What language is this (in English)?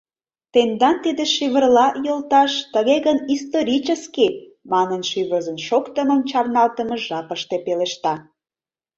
Mari